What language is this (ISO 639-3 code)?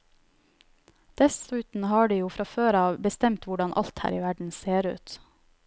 nor